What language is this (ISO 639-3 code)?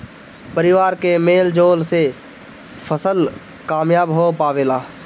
bho